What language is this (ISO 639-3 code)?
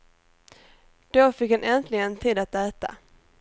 swe